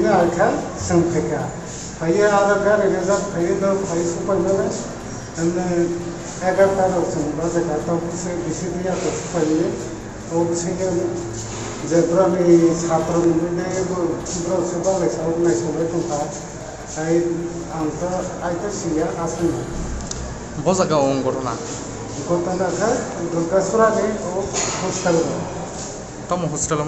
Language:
Arabic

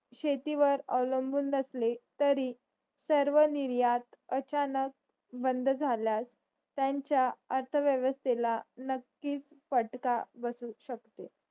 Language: Marathi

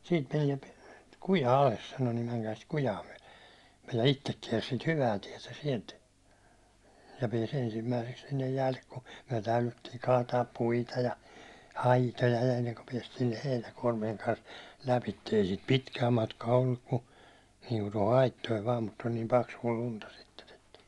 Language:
Finnish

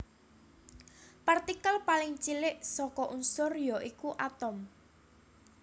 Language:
Javanese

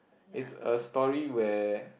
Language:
English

